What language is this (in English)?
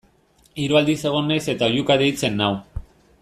Basque